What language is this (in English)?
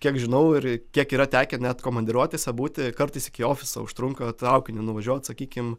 Lithuanian